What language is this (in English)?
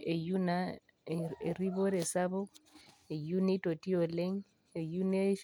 Masai